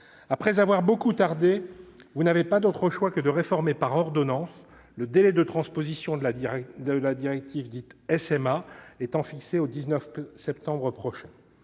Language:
French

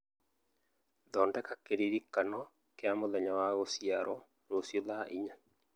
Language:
Kikuyu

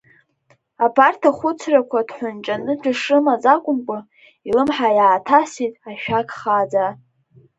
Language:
Abkhazian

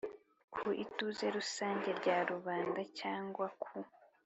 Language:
Kinyarwanda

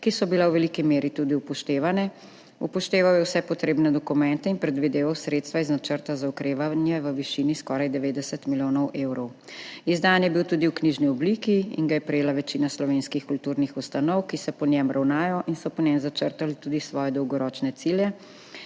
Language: Slovenian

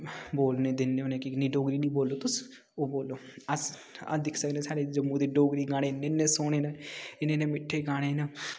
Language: Dogri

